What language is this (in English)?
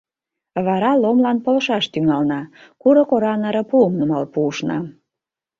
Mari